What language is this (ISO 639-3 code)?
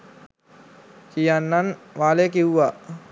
sin